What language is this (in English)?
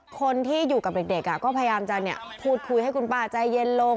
Thai